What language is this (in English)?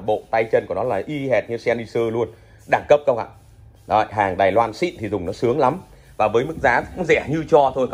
Vietnamese